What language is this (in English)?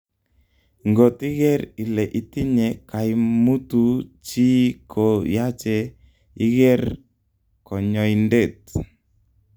Kalenjin